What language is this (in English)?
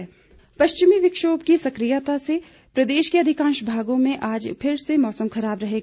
Hindi